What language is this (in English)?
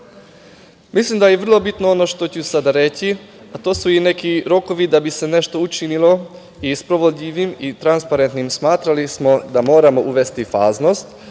Serbian